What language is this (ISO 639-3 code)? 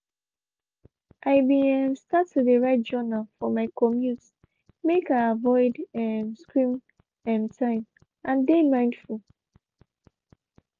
pcm